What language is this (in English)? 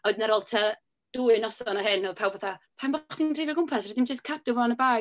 Welsh